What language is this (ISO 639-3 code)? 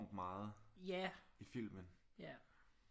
dan